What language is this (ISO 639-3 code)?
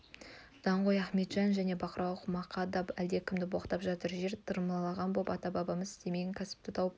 kaz